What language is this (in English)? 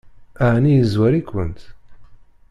Kabyle